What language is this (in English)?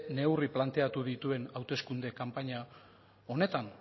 Basque